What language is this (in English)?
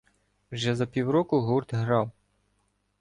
Ukrainian